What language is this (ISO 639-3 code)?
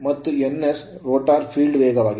kan